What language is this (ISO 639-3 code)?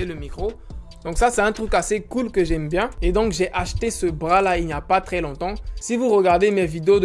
fra